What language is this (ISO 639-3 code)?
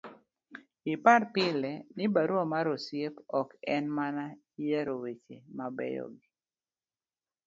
luo